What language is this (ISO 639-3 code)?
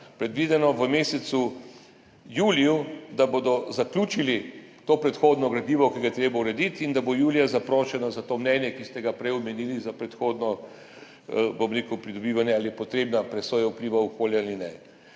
slv